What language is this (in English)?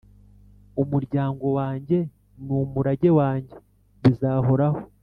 Kinyarwanda